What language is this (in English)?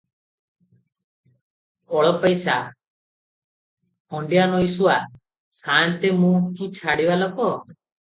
Odia